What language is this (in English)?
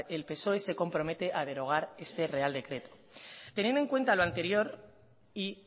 Spanish